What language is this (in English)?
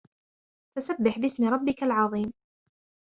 Arabic